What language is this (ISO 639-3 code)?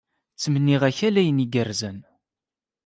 kab